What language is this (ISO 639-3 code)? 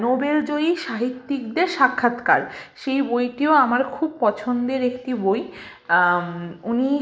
ben